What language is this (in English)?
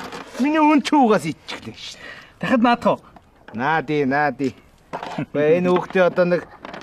Korean